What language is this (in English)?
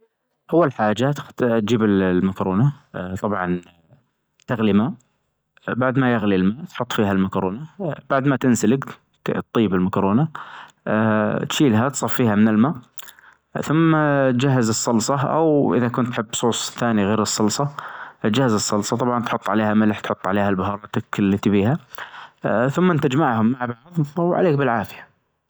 Najdi Arabic